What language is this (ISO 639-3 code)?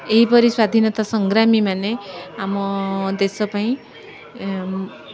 ori